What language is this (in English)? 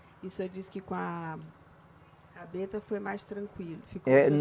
Portuguese